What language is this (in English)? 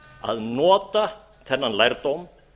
Icelandic